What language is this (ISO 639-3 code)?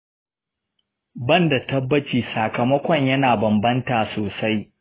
hau